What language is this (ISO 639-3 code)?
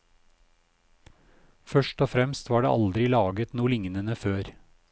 nor